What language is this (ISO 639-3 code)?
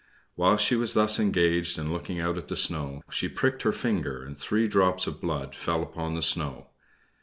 eng